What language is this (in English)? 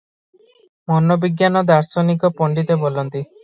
Odia